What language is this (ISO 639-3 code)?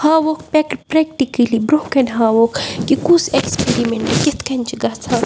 kas